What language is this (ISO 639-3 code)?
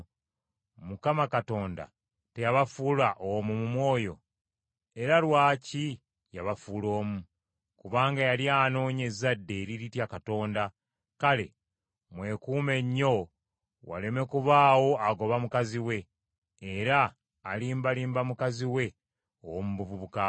lug